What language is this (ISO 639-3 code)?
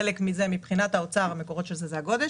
heb